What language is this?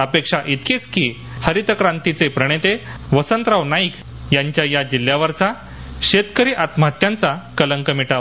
Marathi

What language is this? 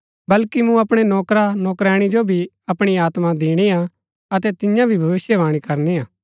Gaddi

